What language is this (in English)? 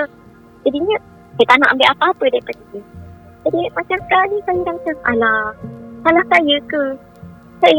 Malay